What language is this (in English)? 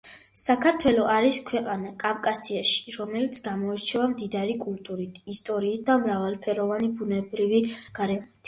Georgian